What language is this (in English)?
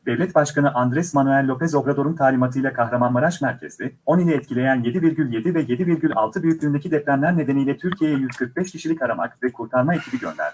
Turkish